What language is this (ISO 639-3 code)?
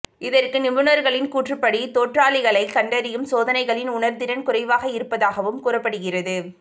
tam